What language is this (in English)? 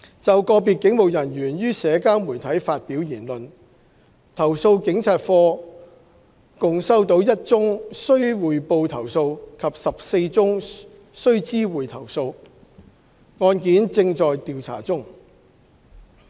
Cantonese